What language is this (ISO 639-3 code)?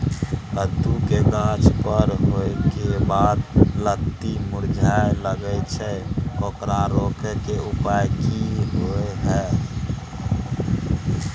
mai